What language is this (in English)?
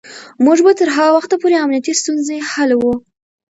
Pashto